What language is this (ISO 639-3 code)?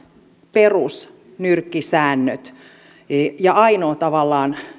fin